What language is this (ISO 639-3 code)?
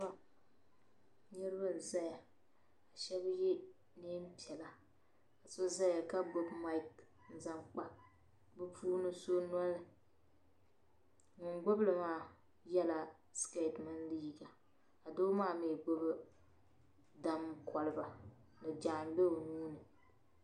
dag